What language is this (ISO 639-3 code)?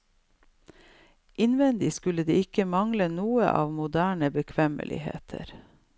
nor